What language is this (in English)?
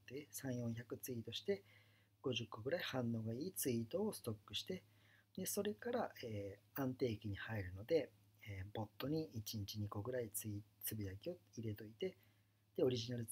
Japanese